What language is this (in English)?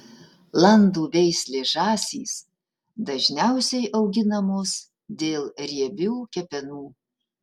Lithuanian